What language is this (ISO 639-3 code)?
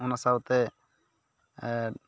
sat